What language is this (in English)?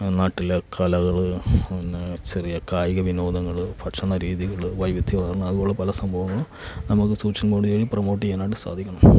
Malayalam